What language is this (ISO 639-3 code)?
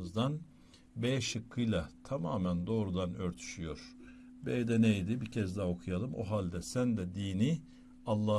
tur